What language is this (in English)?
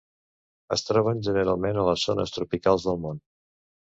Catalan